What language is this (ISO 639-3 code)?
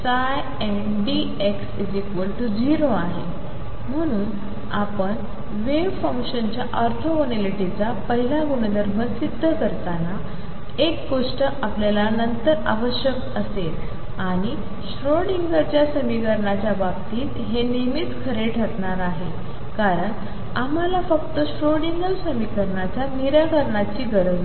mar